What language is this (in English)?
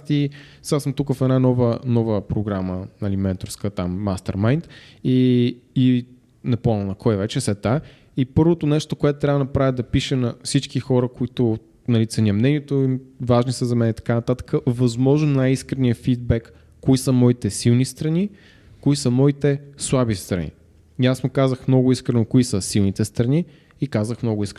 Bulgarian